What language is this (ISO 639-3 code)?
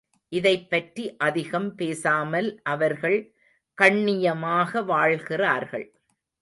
tam